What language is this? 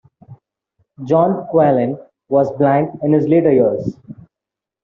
English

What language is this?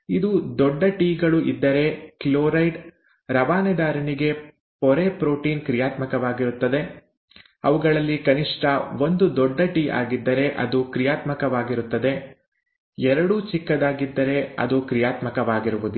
Kannada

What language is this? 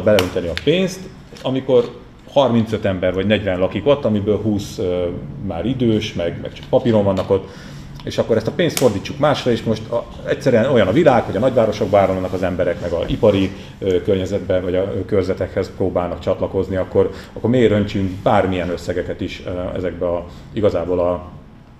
Hungarian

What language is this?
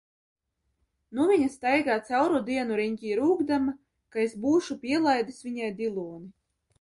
Latvian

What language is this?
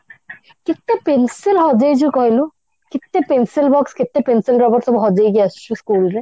Odia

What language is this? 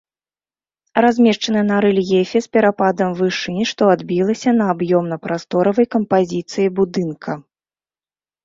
Belarusian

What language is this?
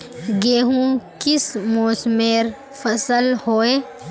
Magahi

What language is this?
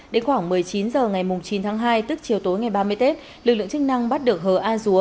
Vietnamese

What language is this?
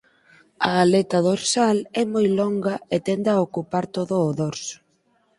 Galician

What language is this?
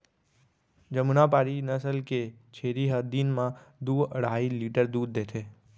Chhattisgarhi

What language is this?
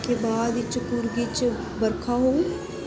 Dogri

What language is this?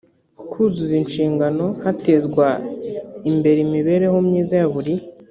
Kinyarwanda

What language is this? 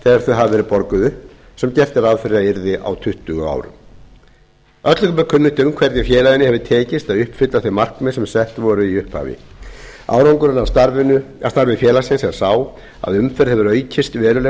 Icelandic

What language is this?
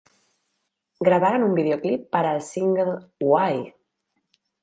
Spanish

